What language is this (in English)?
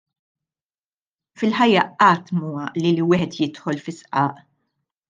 Maltese